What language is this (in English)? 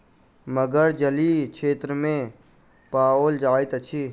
Maithili